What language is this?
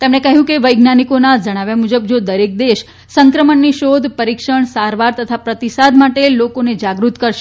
Gujarati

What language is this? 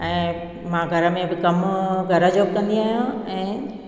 Sindhi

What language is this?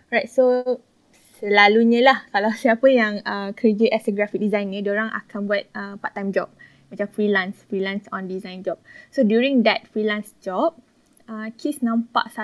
Malay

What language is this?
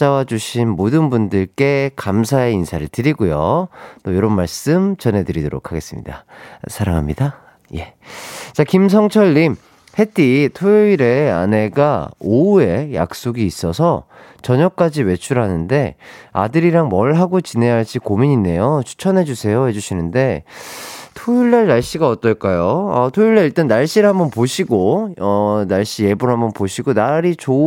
Korean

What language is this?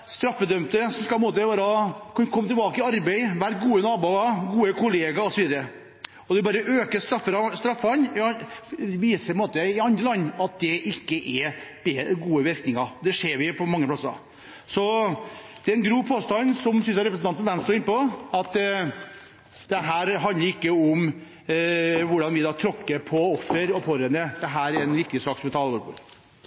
Norwegian Bokmål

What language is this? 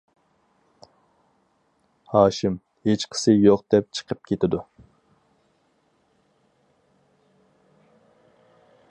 Uyghur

